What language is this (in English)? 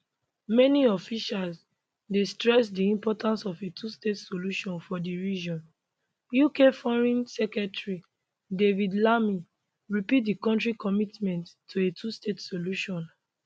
Nigerian Pidgin